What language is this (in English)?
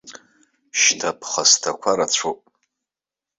Abkhazian